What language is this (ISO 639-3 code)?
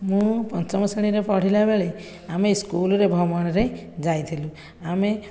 ori